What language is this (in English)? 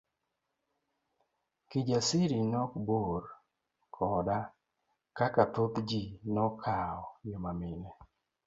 Luo (Kenya and Tanzania)